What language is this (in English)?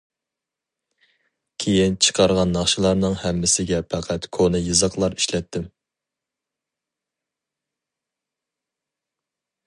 Uyghur